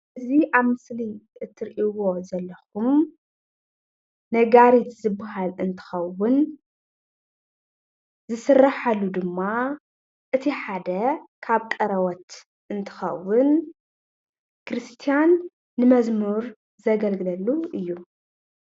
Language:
Tigrinya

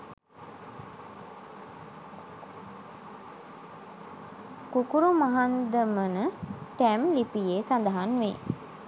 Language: Sinhala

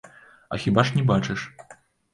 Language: Belarusian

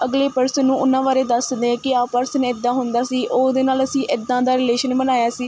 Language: Punjabi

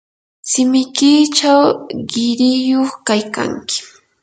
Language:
Yanahuanca Pasco Quechua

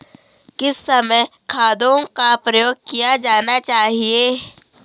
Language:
Hindi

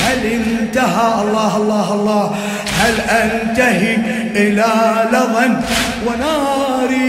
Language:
Arabic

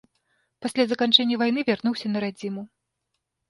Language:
Belarusian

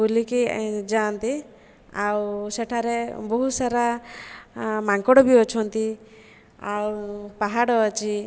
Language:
Odia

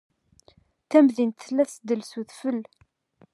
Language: Kabyle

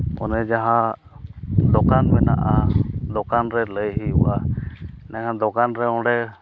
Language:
Santali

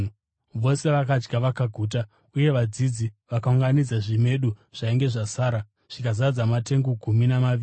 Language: Shona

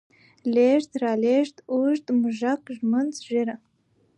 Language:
Pashto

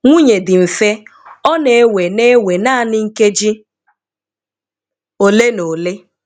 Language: Igbo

